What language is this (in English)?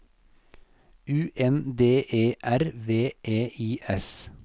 Norwegian